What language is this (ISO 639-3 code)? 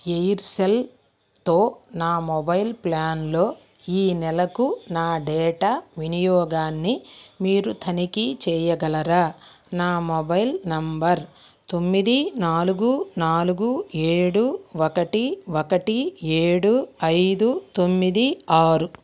tel